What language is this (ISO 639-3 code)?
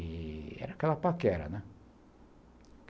por